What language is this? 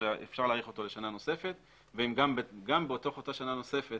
Hebrew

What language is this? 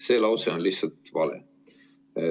Estonian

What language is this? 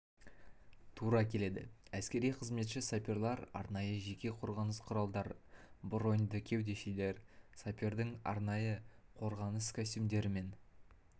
Kazakh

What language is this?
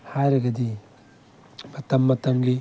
Manipuri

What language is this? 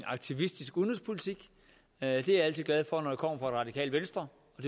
Danish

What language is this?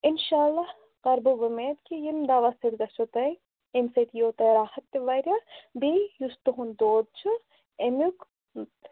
Kashmiri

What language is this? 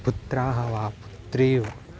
Sanskrit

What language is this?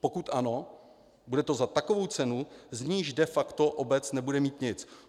Czech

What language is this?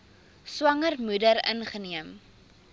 Afrikaans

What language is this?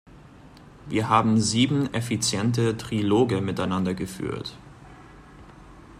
German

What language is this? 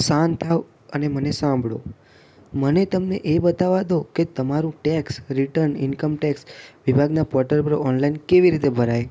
Gujarati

